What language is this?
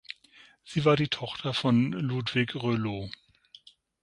German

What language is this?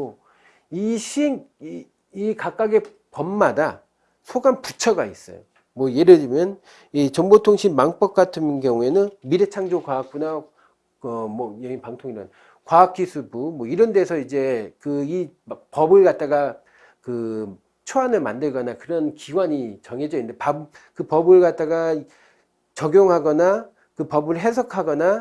Korean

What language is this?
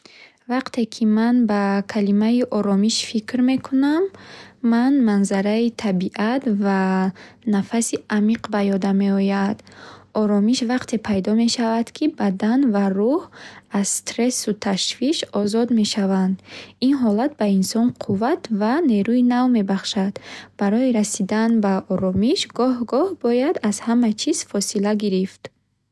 Bukharic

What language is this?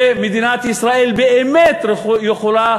Hebrew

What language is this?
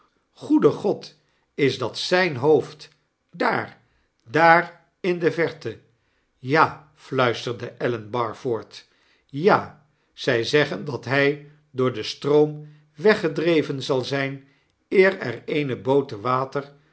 Dutch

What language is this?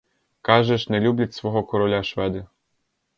Ukrainian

